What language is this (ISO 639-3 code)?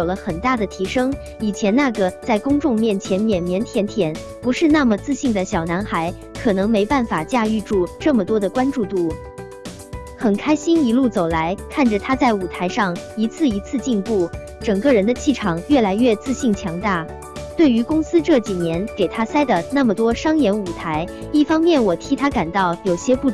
zho